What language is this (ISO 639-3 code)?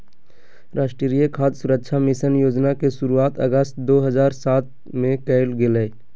mag